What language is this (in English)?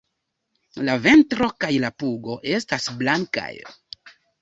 Esperanto